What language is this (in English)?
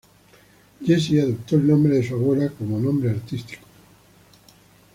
Spanish